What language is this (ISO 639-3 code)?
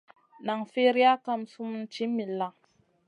mcn